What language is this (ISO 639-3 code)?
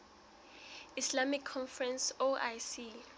sot